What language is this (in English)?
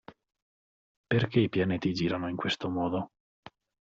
Italian